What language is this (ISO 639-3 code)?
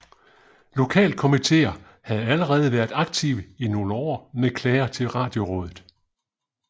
dan